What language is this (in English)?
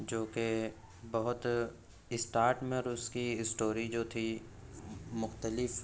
Urdu